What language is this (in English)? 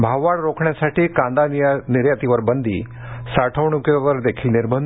Marathi